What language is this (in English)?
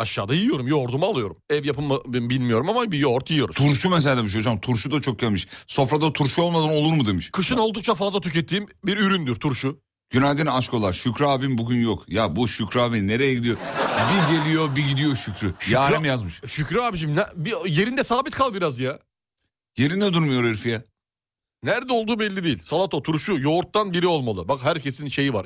Turkish